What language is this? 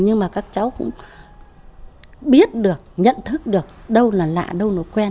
Vietnamese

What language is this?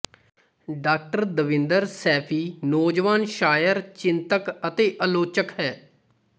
Punjabi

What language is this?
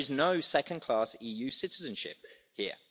English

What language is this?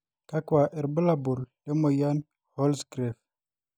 Masai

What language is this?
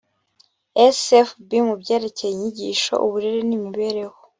Kinyarwanda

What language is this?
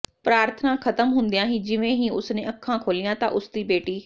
Punjabi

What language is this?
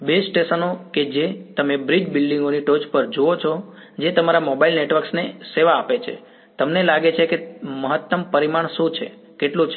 Gujarati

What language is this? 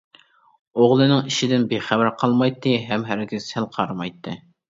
Uyghur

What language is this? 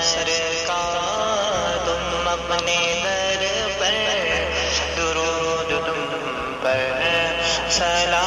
Urdu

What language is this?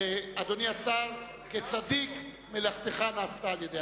Hebrew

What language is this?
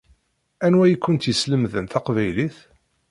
Kabyle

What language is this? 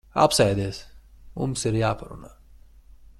Latvian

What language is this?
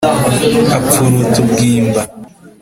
Kinyarwanda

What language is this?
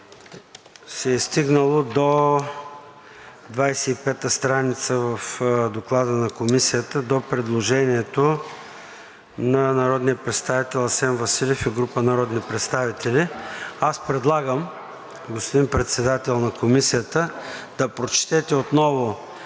Bulgarian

